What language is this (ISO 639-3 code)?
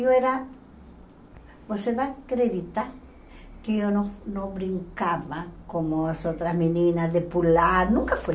por